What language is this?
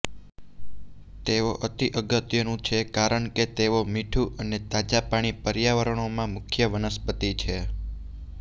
Gujarati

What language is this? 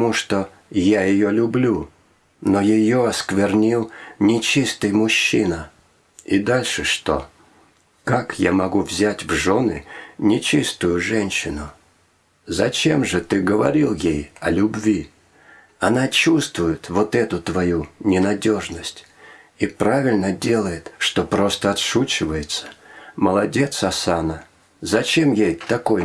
Russian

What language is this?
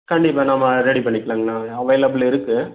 Tamil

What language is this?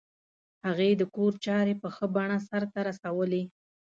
Pashto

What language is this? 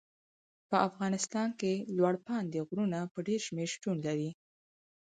Pashto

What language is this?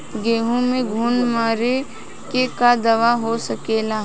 Bhojpuri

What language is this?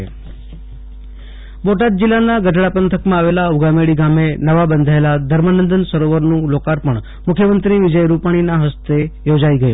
Gujarati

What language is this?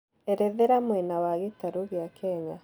Kikuyu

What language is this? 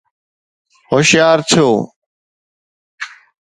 Sindhi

